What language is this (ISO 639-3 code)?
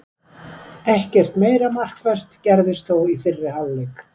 isl